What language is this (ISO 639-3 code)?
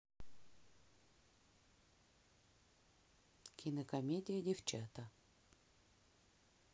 rus